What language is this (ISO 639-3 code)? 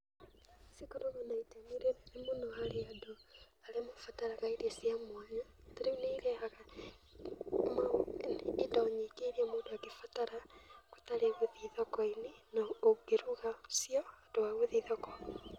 kik